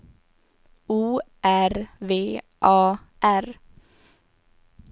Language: Swedish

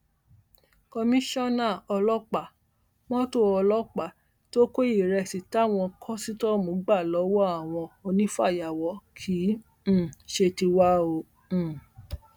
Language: Yoruba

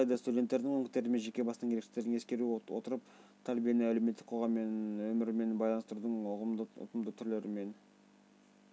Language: Kazakh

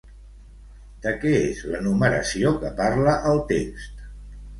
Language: Catalan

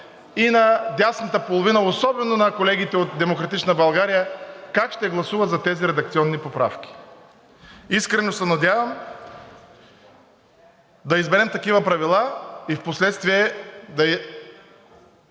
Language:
Bulgarian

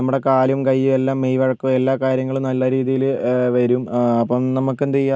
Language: Malayalam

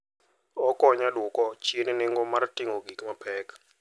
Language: Luo (Kenya and Tanzania)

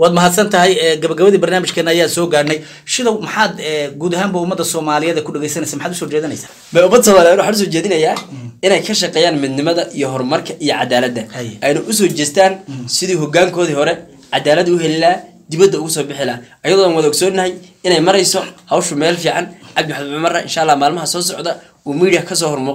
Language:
Arabic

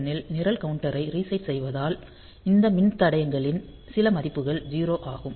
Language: Tamil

